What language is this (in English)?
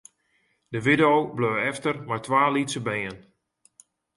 Western Frisian